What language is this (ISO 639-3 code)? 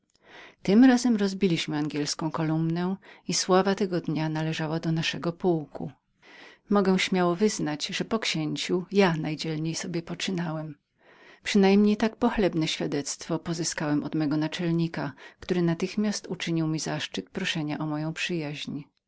pol